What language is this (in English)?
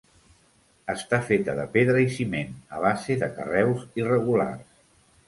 Catalan